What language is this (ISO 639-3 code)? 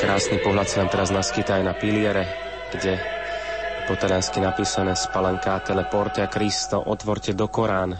slk